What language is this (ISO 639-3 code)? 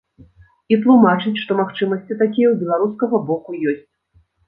bel